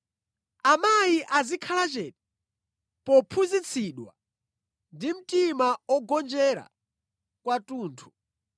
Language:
Nyanja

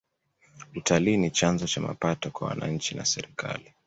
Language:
Swahili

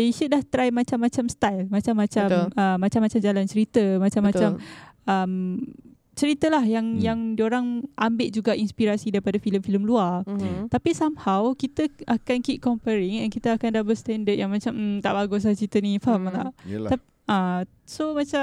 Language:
Malay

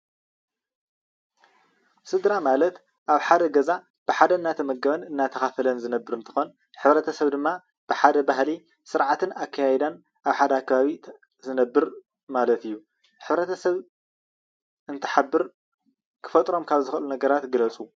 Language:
Tigrinya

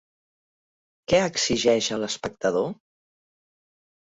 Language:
Catalan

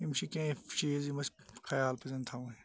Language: Kashmiri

